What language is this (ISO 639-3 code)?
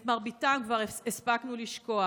heb